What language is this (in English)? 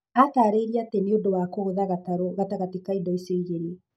Kikuyu